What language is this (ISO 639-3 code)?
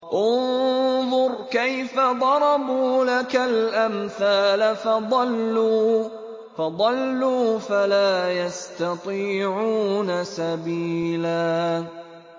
ara